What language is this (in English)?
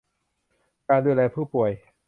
Thai